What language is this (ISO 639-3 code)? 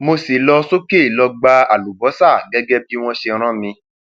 yor